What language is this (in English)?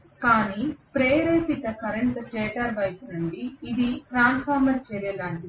Telugu